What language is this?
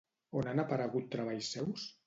Catalan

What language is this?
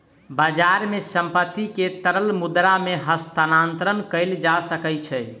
Maithili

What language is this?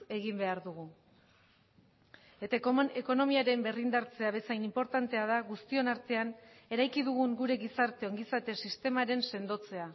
Basque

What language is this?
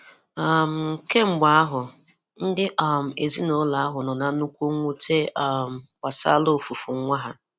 Igbo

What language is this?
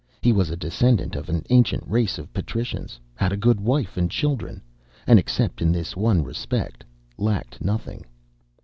English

